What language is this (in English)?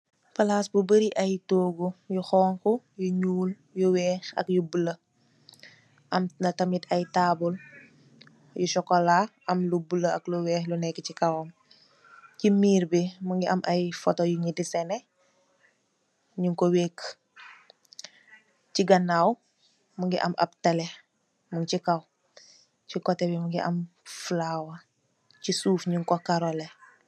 Wolof